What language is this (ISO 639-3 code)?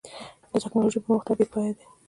pus